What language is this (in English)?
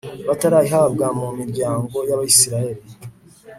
Kinyarwanda